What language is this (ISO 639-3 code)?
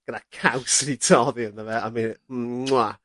cym